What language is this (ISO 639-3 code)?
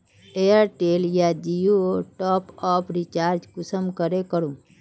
mag